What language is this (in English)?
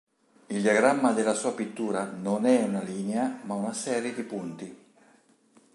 Italian